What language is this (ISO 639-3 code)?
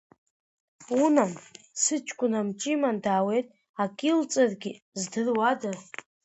abk